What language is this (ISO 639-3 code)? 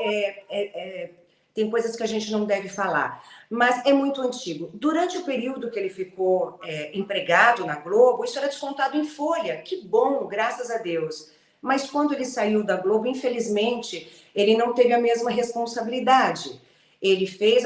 por